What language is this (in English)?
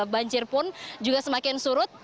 Indonesian